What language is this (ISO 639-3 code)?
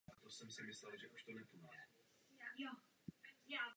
ces